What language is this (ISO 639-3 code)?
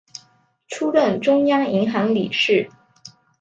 zho